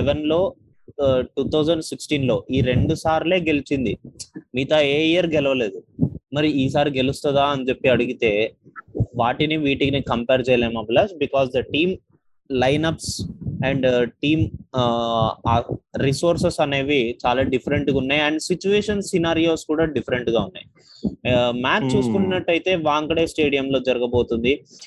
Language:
Telugu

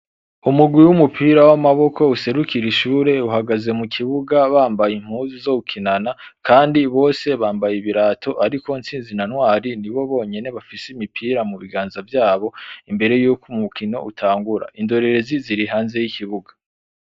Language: Rundi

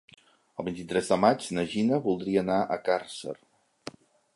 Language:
Catalan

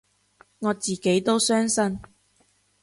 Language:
Cantonese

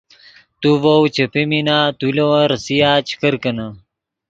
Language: Yidgha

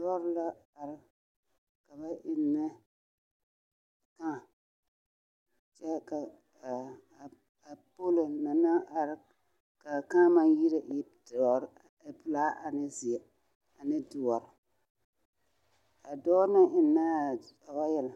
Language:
Southern Dagaare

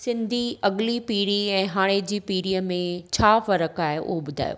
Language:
Sindhi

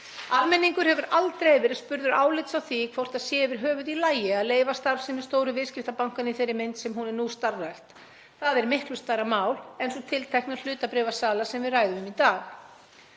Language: Icelandic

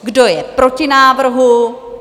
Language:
Czech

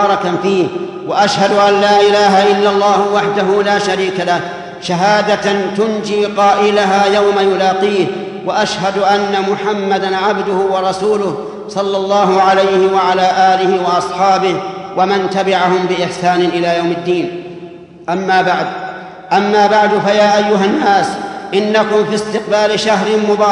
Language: Arabic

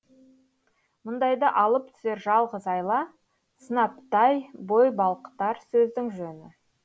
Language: Kazakh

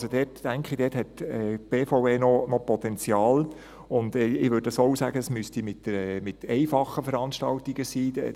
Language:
Swiss German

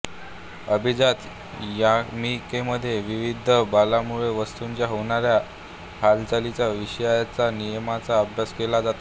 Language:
Marathi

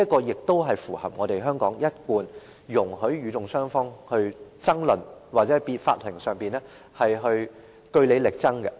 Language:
Cantonese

